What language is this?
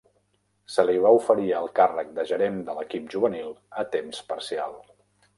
Catalan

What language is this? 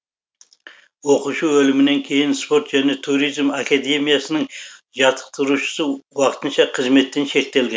Kazakh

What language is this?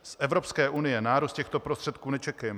Czech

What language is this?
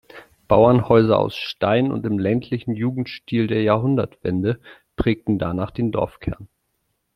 German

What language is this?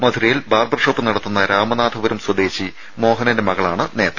Malayalam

